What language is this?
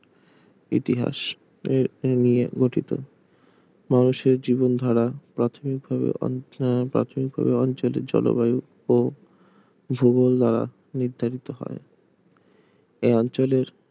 Bangla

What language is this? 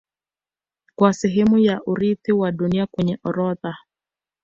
Swahili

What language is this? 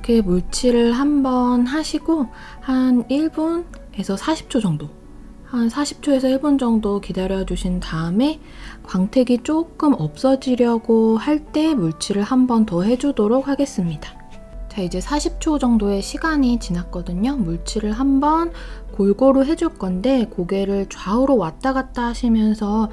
Korean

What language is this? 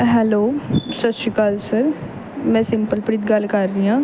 Punjabi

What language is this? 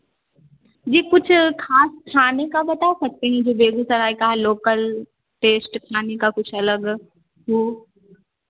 Hindi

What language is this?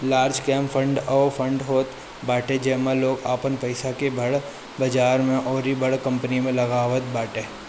Bhojpuri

